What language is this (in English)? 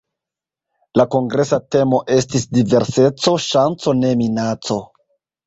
Esperanto